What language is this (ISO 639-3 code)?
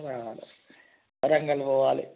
tel